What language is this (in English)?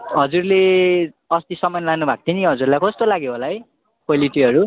Nepali